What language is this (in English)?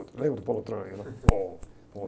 Portuguese